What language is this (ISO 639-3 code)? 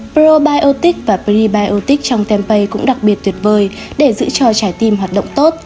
vie